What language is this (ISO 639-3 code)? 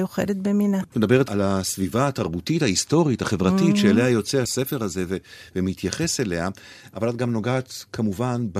heb